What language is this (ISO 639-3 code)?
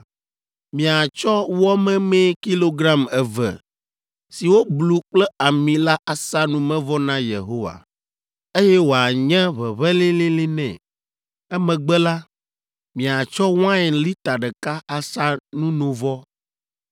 ewe